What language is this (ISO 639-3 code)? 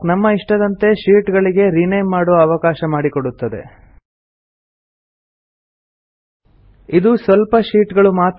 kan